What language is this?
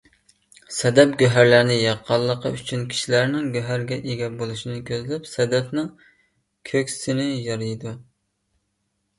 Uyghur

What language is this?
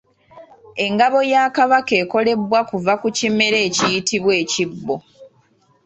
Ganda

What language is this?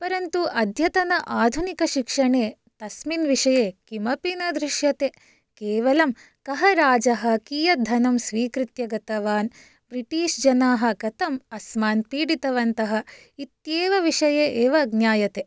Sanskrit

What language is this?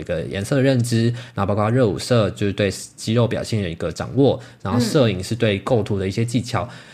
Chinese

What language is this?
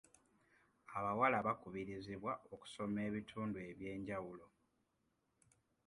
Ganda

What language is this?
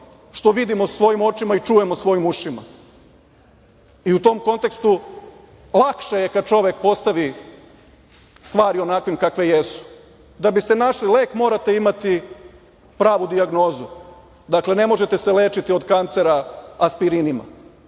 Serbian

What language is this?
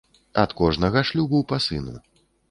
Belarusian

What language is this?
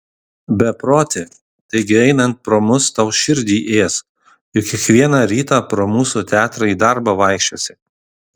Lithuanian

